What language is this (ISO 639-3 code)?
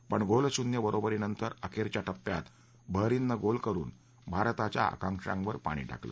mar